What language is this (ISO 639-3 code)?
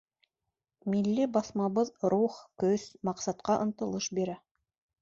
bak